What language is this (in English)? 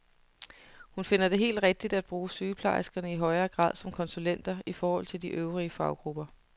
Danish